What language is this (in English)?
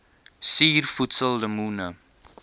Afrikaans